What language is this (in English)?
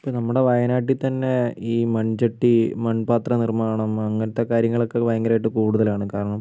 Malayalam